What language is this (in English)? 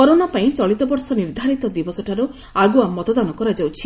Odia